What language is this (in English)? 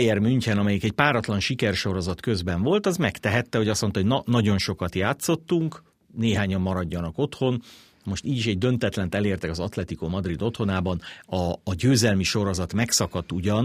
Hungarian